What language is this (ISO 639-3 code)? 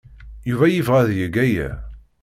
kab